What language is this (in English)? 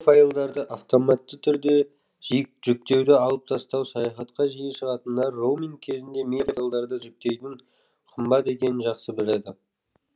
Kazakh